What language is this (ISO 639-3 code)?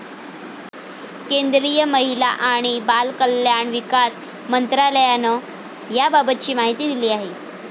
mar